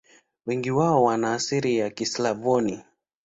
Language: Swahili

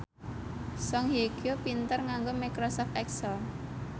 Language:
Javanese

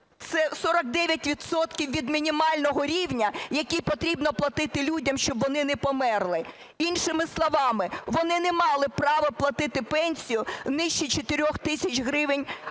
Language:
Ukrainian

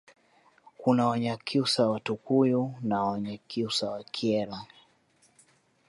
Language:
Swahili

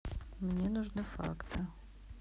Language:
Russian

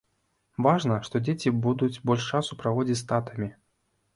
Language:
Belarusian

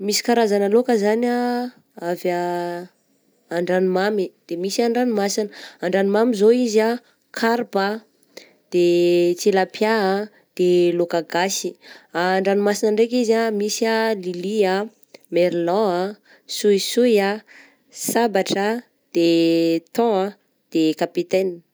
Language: Southern Betsimisaraka Malagasy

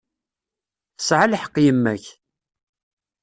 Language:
Kabyle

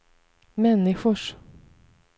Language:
Swedish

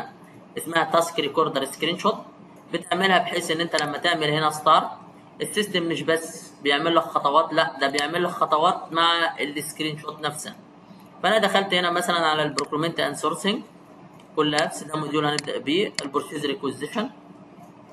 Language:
Arabic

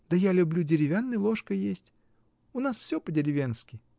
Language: Russian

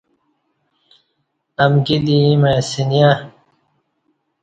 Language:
Kati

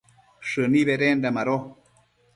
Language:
Matsés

